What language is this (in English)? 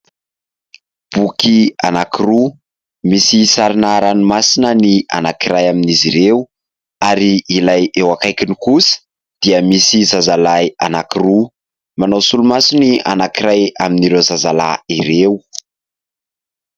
Malagasy